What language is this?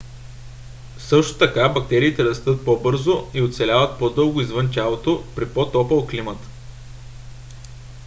Bulgarian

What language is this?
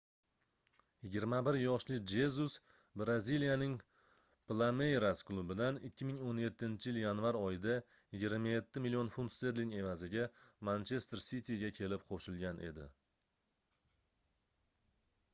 Uzbek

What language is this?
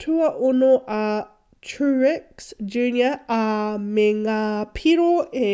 Māori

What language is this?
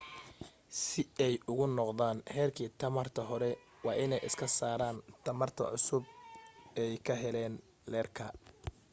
Somali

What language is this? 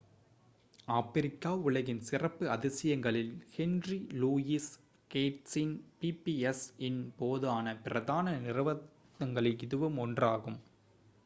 Tamil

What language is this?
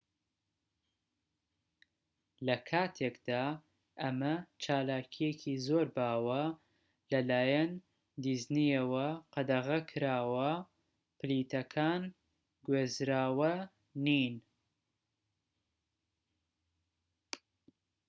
Central Kurdish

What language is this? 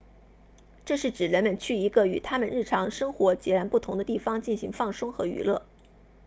Chinese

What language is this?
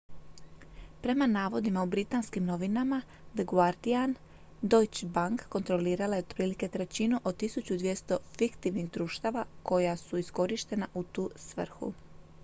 Croatian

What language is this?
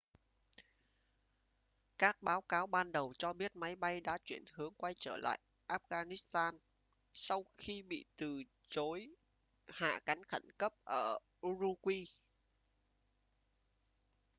Vietnamese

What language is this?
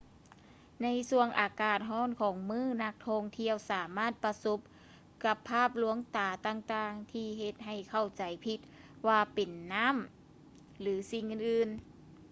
Lao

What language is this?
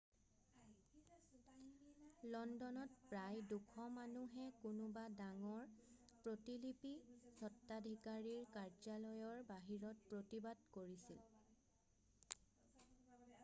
Assamese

